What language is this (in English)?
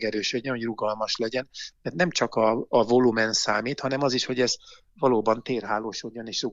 Hungarian